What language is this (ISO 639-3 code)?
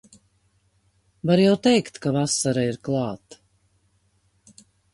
lav